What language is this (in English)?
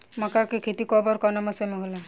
Bhojpuri